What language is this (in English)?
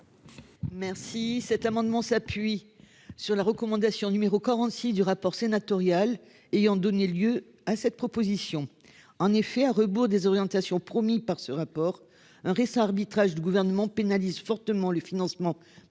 French